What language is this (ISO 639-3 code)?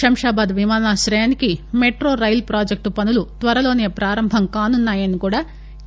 tel